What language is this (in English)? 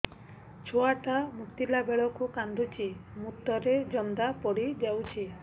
Odia